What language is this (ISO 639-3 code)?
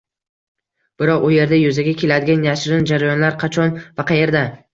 uzb